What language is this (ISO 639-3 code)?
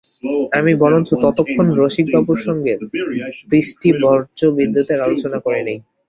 ben